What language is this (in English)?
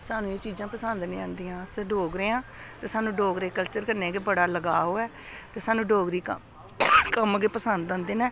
Dogri